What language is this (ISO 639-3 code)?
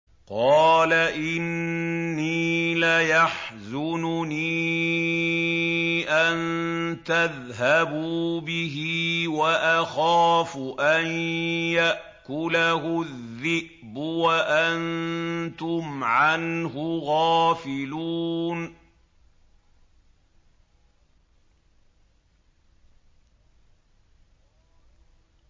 ara